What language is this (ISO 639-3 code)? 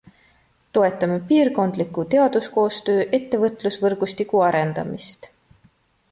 est